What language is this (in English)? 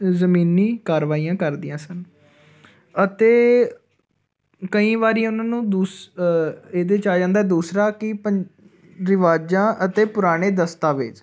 Punjabi